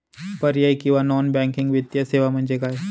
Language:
Marathi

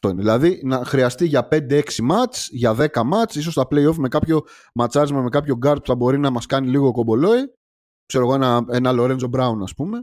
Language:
Greek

